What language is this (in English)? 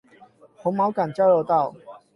Chinese